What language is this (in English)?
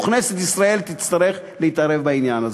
Hebrew